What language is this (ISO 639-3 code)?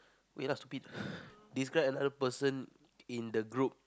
eng